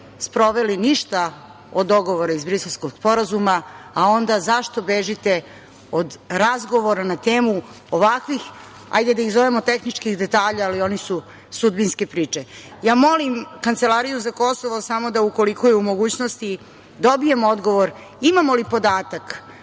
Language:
Serbian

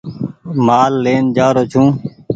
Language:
Goaria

